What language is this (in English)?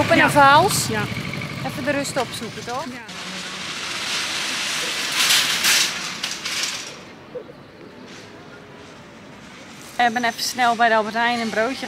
Dutch